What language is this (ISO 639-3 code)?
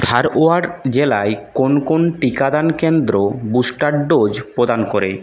ben